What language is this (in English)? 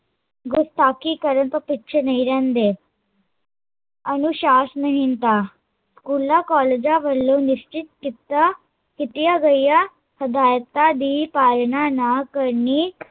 Punjabi